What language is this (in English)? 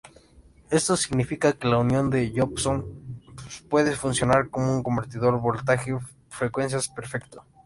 Spanish